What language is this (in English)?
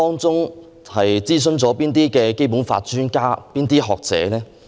Cantonese